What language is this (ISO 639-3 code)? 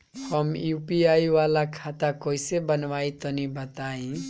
bho